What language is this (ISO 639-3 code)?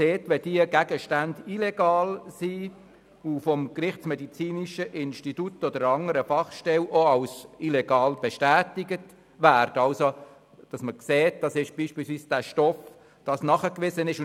gsw